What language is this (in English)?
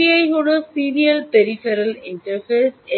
Bangla